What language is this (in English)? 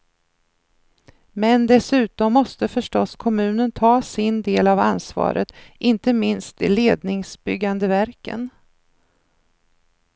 Swedish